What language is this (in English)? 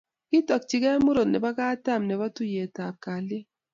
Kalenjin